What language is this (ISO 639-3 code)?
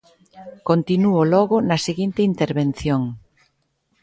glg